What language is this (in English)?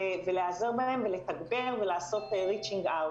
Hebrew